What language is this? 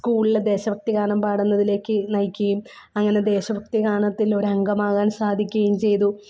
Malayalam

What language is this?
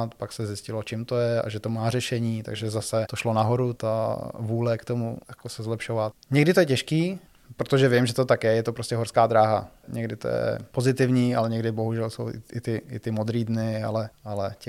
Czech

